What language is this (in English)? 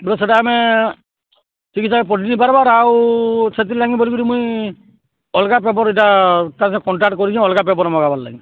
Odia